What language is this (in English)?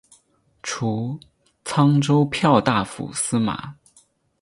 Chinese